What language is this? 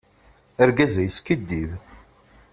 Kabyle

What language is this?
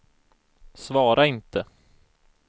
Swedish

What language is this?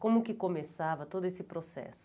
Portuguese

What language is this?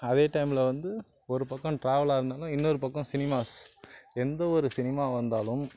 Tamil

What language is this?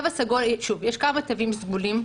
Hebrew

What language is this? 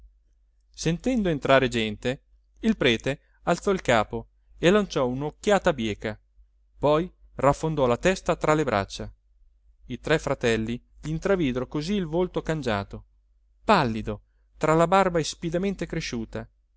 Italian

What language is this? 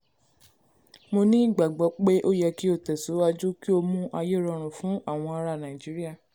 Yoruba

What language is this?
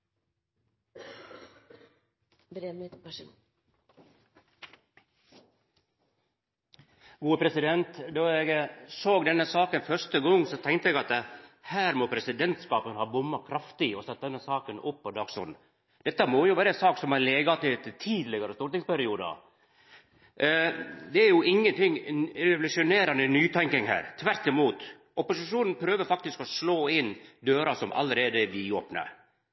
Norwegian Nynorsk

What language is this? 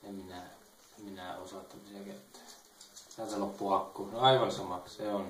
Finnish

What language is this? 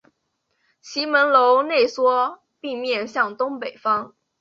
Chinese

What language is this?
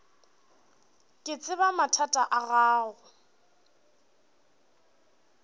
Northern Sotho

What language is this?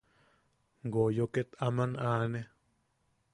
Yaqui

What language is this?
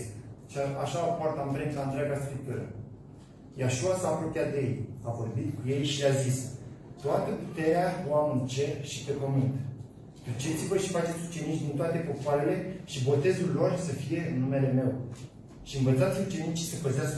Romanian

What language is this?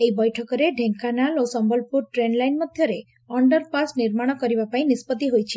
Odia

